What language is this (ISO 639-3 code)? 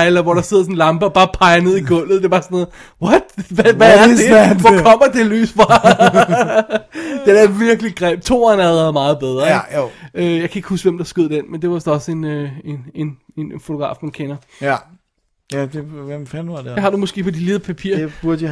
dan